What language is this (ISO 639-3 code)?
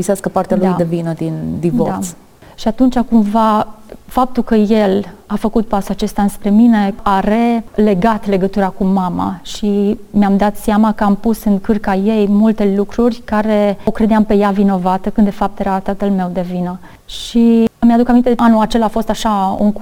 ron